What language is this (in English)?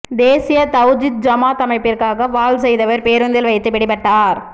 Tamil